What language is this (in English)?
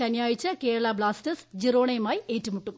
Malayalam